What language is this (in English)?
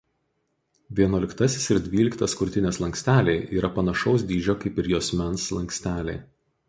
Lithuanian